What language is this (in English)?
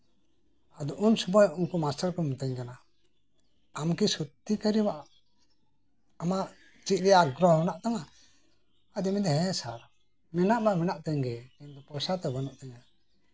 Santali